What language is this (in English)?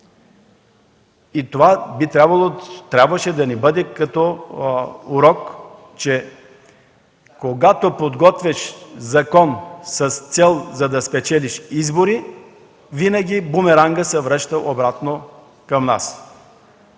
Bulgarian